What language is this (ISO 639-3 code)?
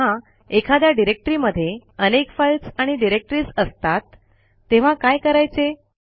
mar